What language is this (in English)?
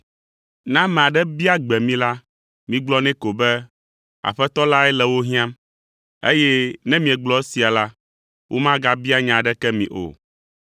Ewe